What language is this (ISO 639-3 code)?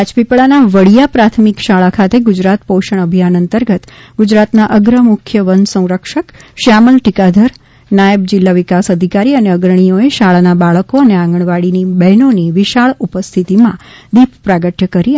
guj